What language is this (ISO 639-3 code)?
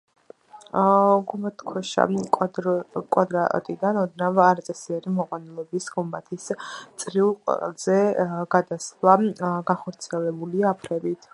kat